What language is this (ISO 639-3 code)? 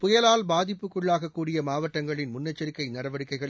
tam